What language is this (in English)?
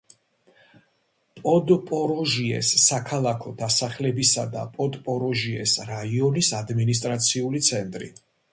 Georgian